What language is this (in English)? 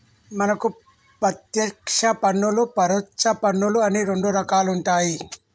Telugu